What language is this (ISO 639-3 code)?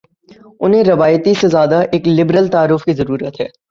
urd